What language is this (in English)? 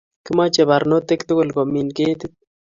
Kalenjin